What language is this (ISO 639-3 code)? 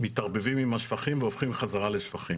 heb